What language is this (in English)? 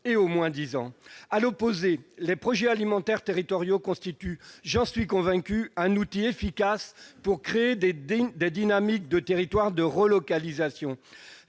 French